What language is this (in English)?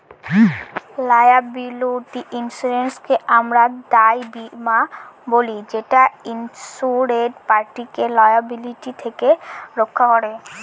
Bangla